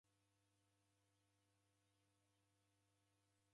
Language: Taita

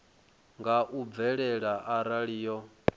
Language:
Venda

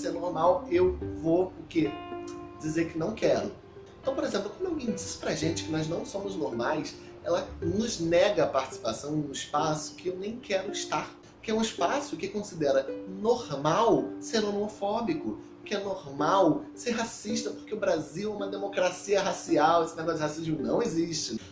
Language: Portuguese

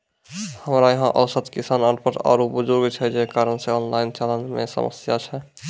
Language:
Maithili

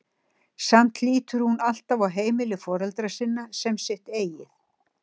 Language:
Icelandic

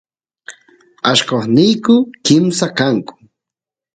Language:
Santiago del Estero Quichua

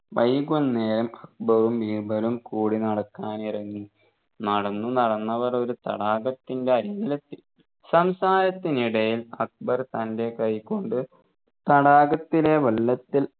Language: Malayalam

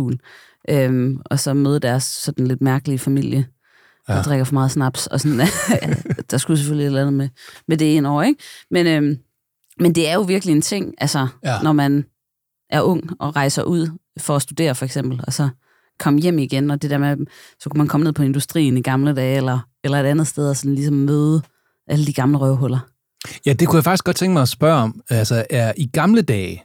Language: Danish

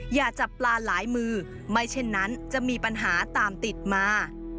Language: Thai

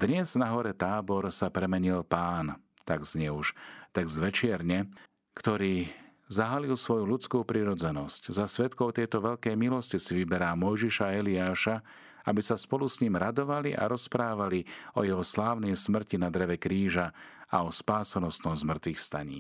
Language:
Slovak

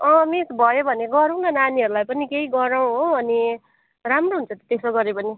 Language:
Nepali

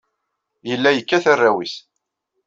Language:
Kabyle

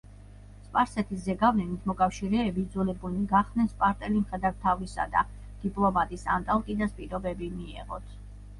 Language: Georgian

